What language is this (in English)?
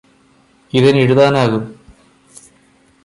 Malayalam